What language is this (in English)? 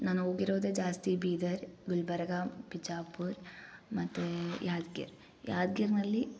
Kannada